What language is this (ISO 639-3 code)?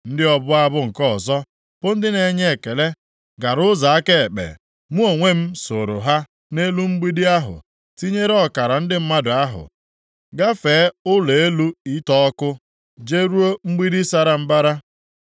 ibo